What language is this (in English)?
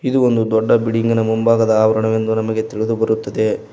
Kannada